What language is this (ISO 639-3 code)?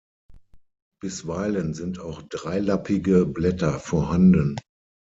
deu